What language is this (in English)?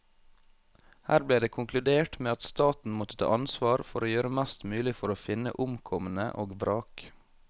Norwegian